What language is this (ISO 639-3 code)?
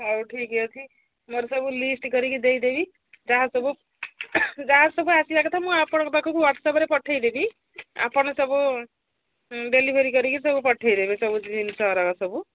ori